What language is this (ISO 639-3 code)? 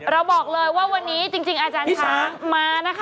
tha